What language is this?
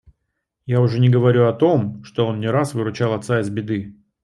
Russian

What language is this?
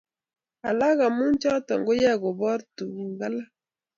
Kalenjin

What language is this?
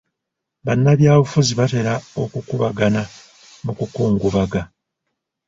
Ganda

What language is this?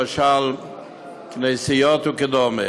Hebrew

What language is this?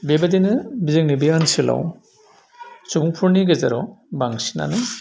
Bodo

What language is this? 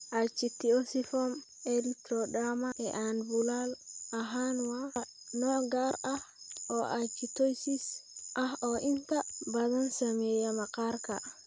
Somali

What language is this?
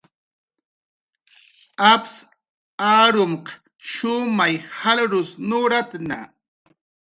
Jaqaru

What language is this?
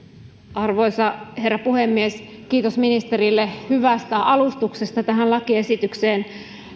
Finnish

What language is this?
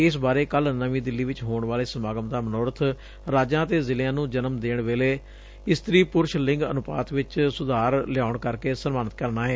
Punjabi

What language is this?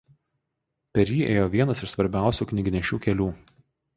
Lithuanian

